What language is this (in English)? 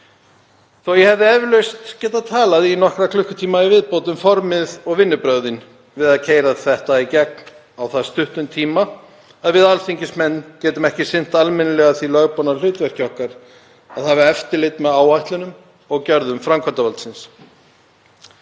Icelandic